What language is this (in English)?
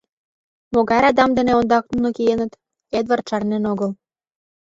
Mari